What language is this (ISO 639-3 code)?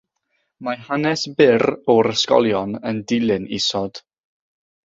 cym